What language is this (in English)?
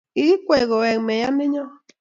Kalenjin